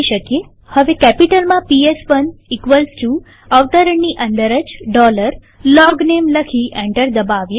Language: Gujarati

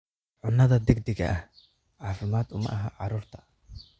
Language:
Somali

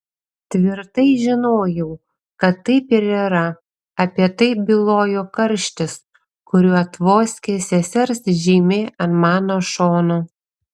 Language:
Lithuanian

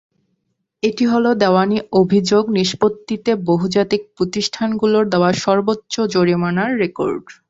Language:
Bangla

